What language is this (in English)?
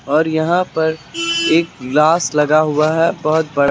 Hindi